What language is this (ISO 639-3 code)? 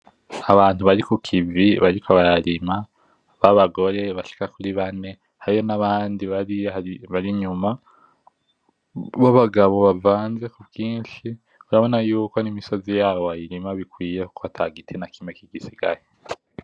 run